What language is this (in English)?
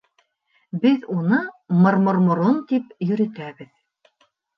Bashkir